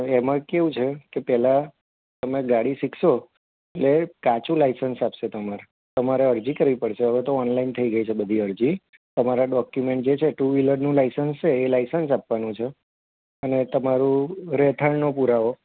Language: Gujarati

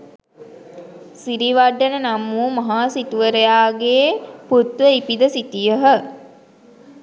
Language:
Sinhala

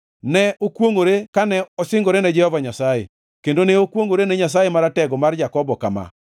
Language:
Luo (Kenya and Tanzania)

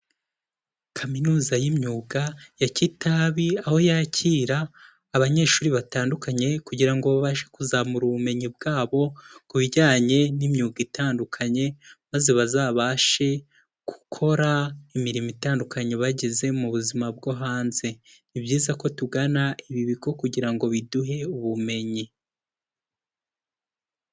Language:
Kinyarwanda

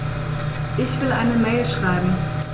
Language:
German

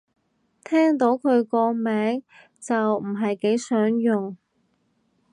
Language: Cantonese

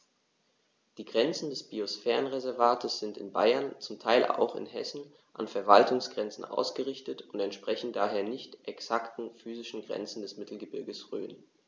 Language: German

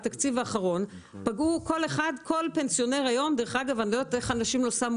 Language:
Hebrew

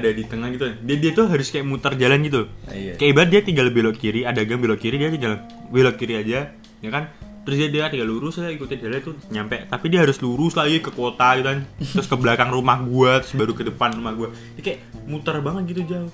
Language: Indonesian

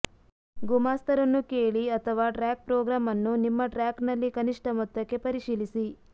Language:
Kannada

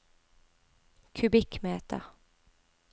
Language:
Norwegian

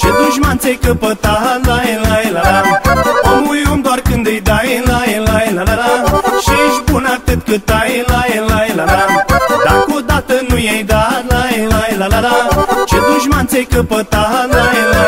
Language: Romanian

